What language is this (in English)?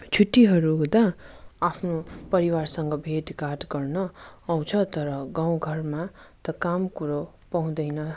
Nepali